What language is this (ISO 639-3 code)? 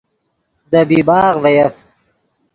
ydg